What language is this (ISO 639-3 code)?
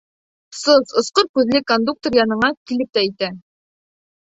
bak